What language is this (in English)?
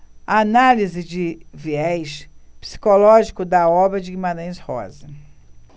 Portuguese